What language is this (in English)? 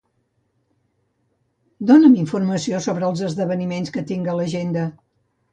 Catalan